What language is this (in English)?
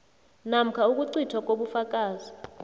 South Ndebele